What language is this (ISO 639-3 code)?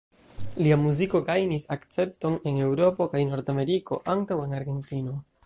epo